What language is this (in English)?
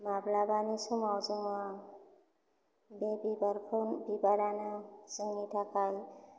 Bodo